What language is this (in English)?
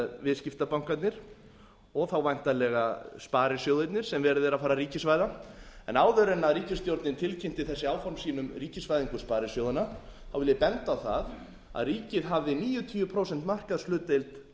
Icelandic